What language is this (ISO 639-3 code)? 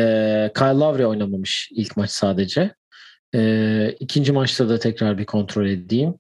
tur